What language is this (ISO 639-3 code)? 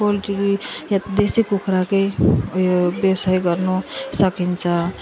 nep